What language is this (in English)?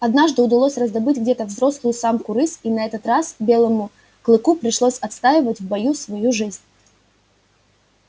Russian